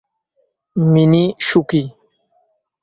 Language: Bangla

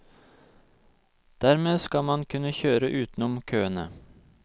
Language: Norwegian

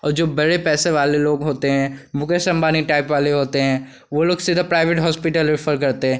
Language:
Hindi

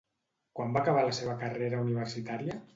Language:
Catalan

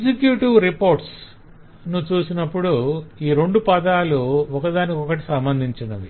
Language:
Telugu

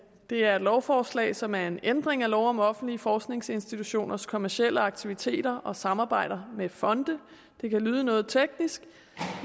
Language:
Danish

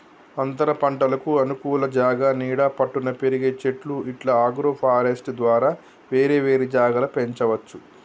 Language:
Telugu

